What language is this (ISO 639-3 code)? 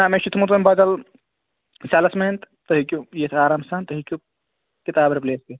kas